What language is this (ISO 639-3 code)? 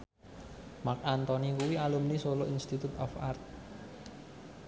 jav